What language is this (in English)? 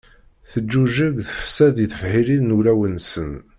Kabyle